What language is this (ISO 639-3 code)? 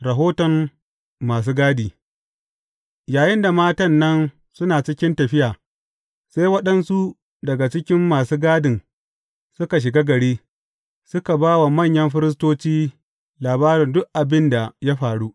hau